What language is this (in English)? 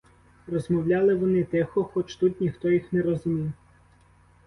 Ukrainian